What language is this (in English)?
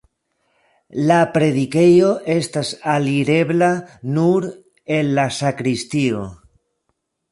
Esperanto